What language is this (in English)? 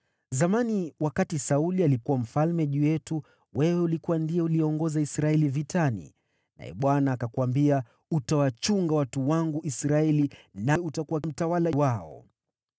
Swahili